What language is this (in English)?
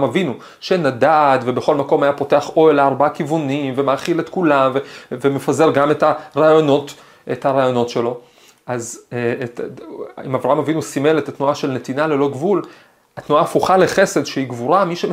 Hebrew